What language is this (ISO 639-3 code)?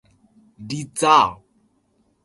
jpn